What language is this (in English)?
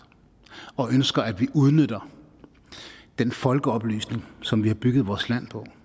Danish